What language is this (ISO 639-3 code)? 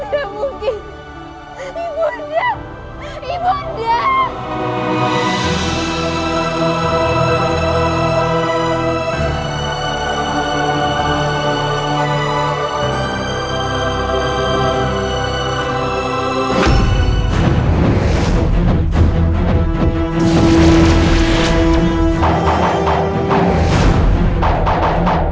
ind